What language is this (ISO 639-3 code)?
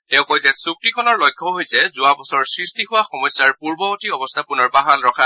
asm